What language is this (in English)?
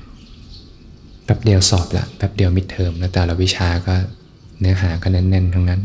Thai